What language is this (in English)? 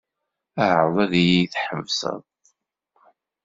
Kabyle